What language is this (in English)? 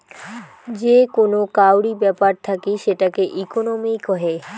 Bangla